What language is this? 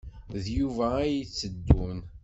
Kabyle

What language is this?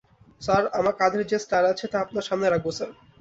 Bangla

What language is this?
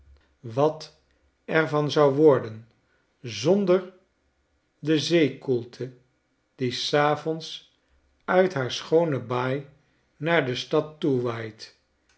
Dutch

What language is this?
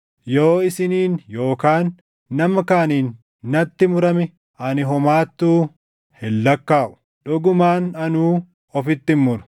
Oromo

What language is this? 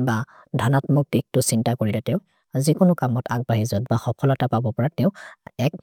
Maria (India)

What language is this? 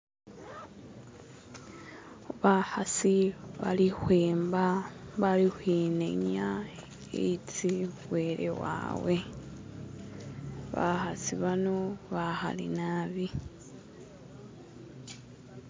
Masaaba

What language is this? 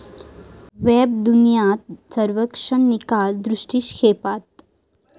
Marathi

